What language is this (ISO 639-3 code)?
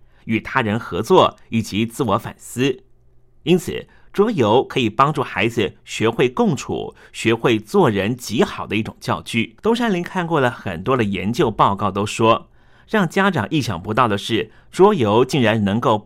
zho